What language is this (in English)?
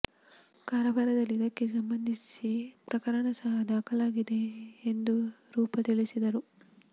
Kannada